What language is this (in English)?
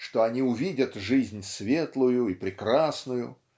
Russian